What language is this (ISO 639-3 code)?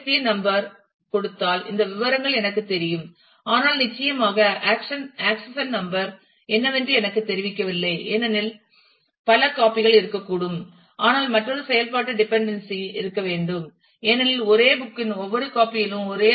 tam